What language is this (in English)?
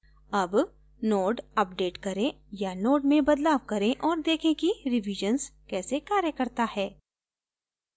Hindi